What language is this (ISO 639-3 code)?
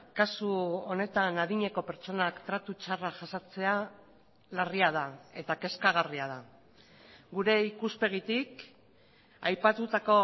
eus